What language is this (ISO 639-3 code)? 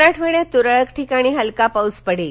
mar